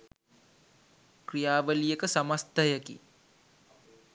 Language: Sinhala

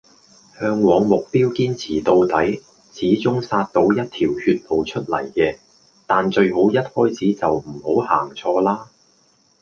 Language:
Cantonese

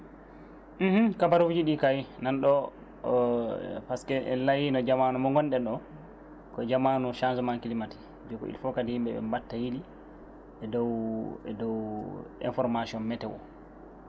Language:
Fula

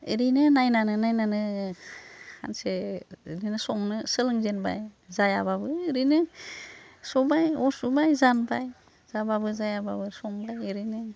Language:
Bodo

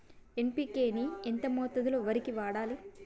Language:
Telugu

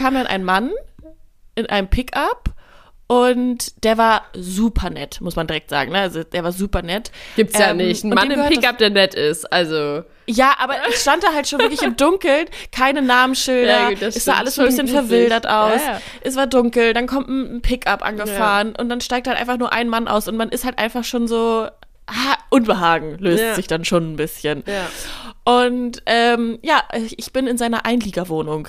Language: German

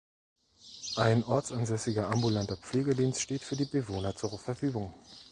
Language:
German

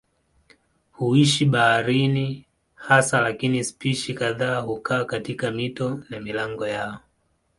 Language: Swahili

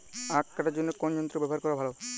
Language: Bangla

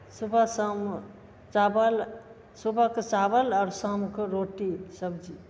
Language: Maithili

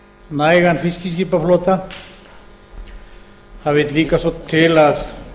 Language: Icelandic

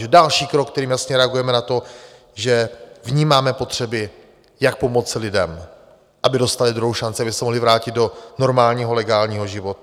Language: Czech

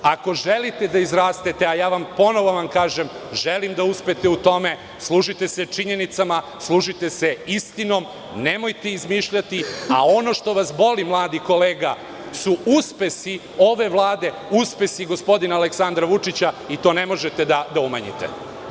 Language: Serbian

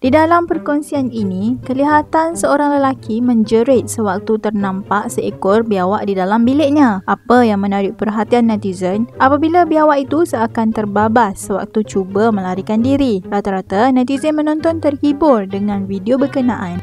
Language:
Malay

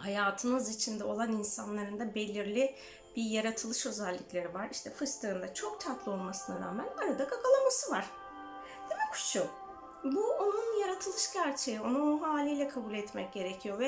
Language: Turkish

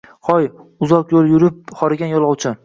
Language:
Uzbek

